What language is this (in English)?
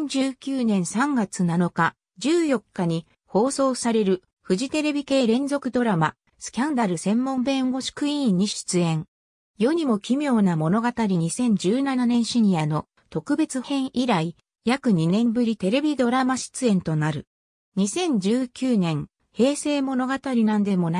Japanese